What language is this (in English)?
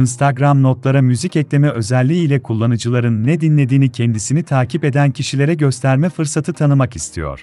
Turkish